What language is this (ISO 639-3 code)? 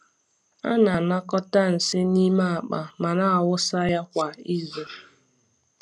ibo